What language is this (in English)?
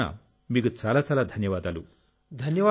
Telugu